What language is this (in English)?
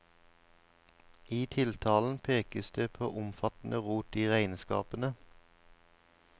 Norwegian